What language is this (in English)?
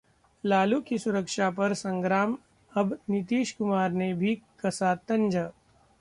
Hindi